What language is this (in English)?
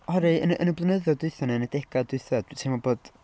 Welsh